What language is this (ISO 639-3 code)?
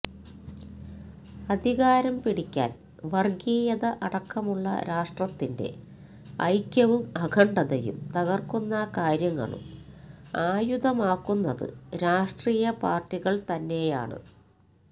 mal